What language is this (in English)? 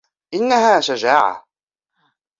Arabic